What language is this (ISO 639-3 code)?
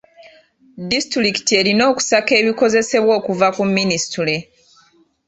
lug